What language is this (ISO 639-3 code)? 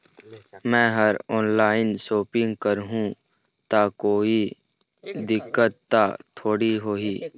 hne